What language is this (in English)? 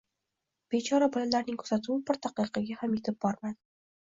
Uzbek